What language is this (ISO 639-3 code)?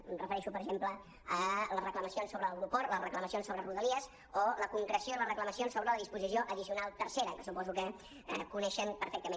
cat